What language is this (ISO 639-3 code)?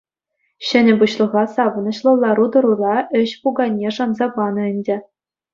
chv